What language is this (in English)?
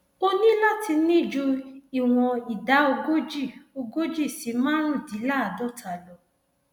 Yoruba